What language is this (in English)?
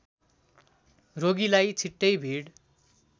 Nepali